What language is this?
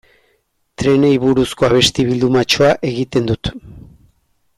Basque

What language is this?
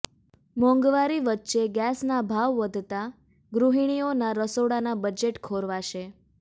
Gujarati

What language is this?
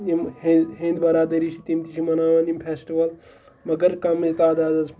Kashmiri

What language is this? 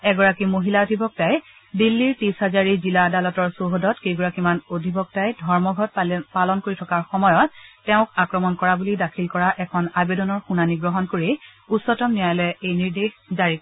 Assamese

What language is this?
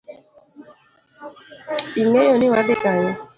Luo (Kenya and Tanzania)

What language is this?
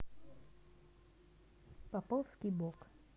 Russian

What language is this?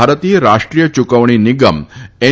Gujarati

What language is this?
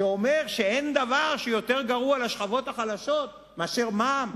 Hebrew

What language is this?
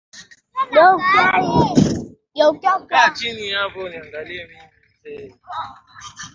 Swahili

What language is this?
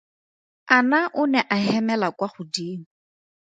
Tswana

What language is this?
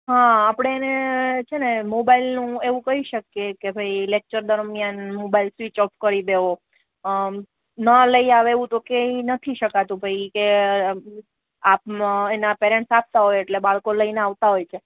Gujarati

